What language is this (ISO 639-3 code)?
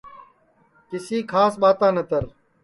ssi